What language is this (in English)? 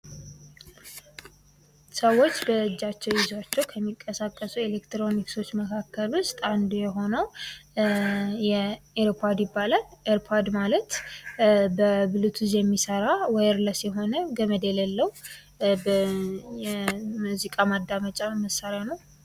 Amharic